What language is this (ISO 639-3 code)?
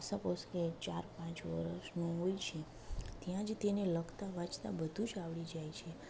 guj